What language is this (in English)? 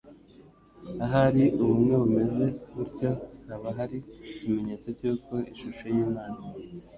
Kinyarwanda